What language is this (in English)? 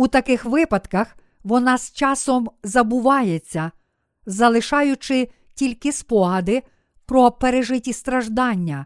Ukrainian